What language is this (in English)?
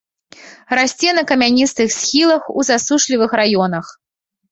Belarusian